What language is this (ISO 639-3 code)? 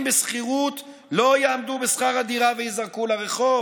heb